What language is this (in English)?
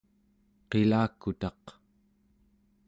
Central Yupik